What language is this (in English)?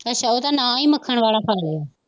Punjabi